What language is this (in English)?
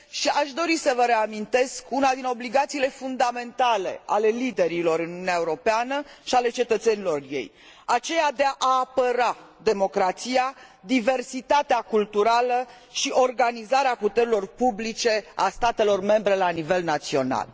Romanian